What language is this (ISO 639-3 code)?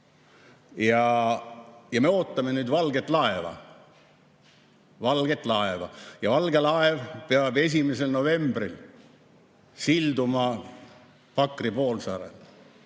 est